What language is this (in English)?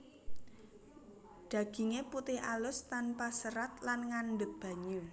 Javanese